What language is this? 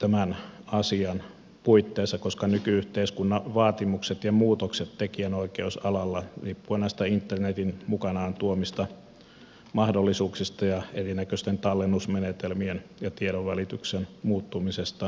Finnish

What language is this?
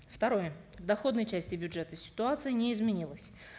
Kazakh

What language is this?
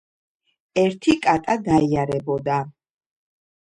Georgian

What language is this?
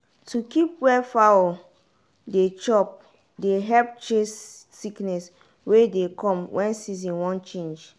Nigerian Pidgin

